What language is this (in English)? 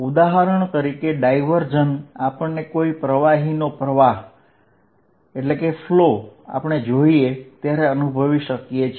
Gujarati